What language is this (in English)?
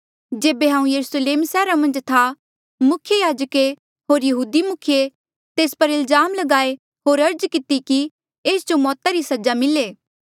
Mandeali